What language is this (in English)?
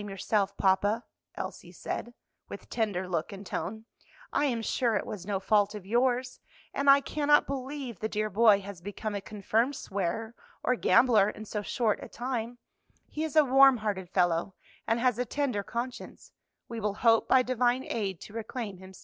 English